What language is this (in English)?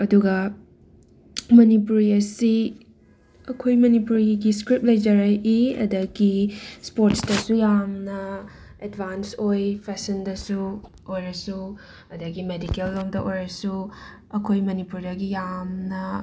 Manipuri